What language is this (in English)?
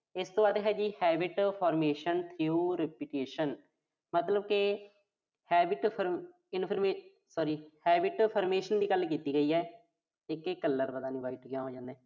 Punjabi